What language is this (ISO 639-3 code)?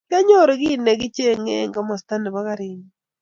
kln